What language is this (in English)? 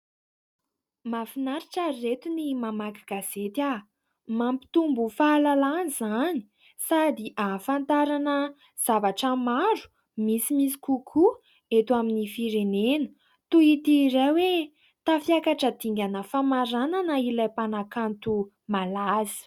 Malagasy